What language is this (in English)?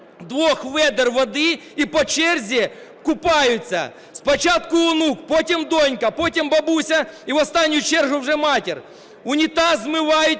Ukrainian